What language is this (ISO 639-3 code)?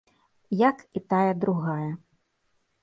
bel